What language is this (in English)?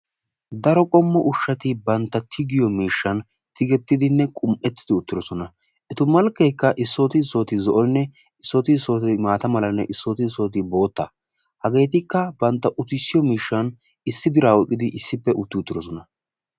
Wolaytta